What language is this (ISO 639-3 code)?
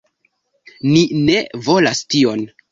epo